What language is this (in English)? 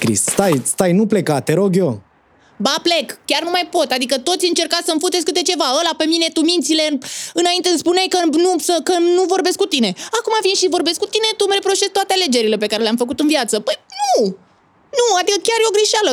Romanian